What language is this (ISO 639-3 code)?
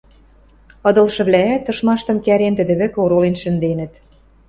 mrj